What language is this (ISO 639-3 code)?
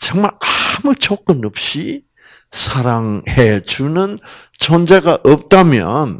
kor